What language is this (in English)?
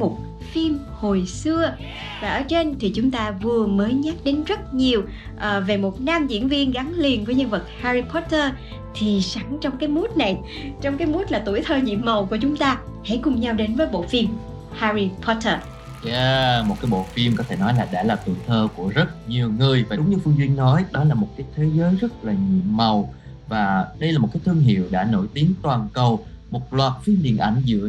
Vietnamese